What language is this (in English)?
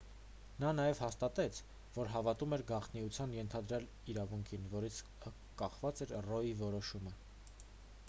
Armenian